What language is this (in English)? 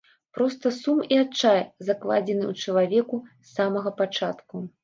Belarusian